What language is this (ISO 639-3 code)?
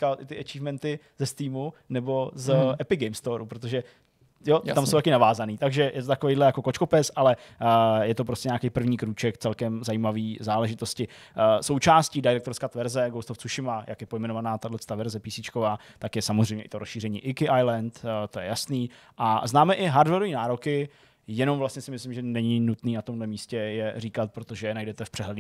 ces